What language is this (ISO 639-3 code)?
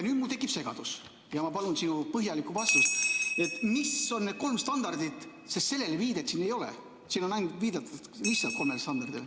est